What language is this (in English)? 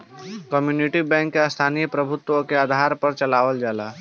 Bhojpuri